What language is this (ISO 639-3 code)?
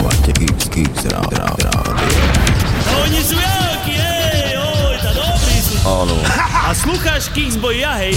slk